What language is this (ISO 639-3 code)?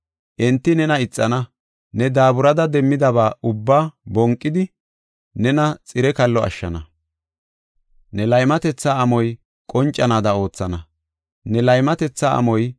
gof